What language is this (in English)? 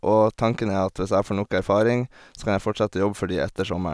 Norwegian